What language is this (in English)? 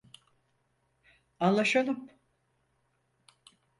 Turkish